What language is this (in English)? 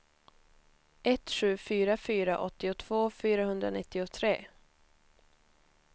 Swedish